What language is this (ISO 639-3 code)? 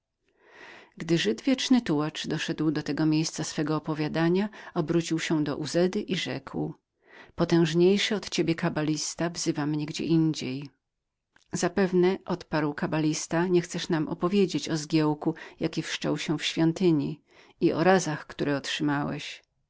pol